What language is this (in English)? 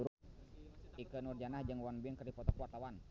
Sundanese